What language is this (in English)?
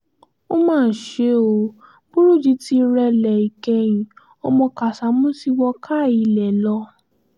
Yoruba